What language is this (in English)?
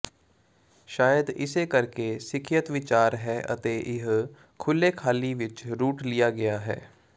Punjabi